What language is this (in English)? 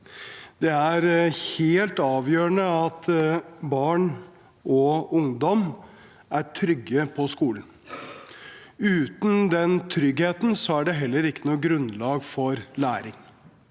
Norwegian